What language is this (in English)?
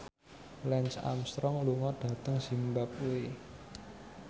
Javanese